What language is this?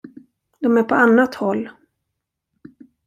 Swedish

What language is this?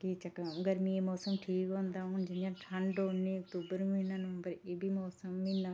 Dogri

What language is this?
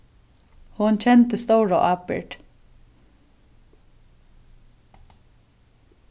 Faroese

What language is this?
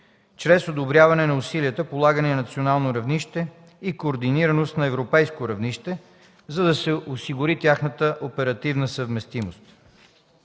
Bulgarian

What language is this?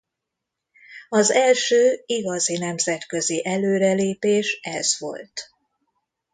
Hungarian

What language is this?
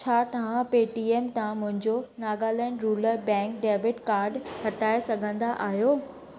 Sindhi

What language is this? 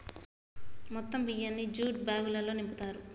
Telugu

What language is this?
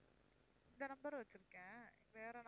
Tamil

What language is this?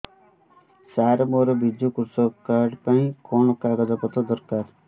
Odia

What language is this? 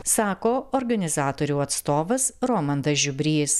Lithuanian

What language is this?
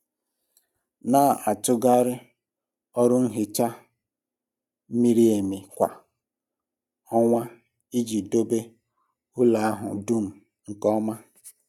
Igbo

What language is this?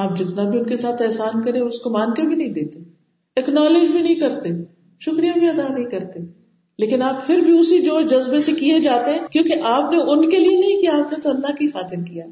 Urdu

